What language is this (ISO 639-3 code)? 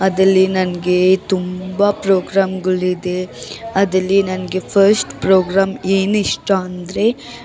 kan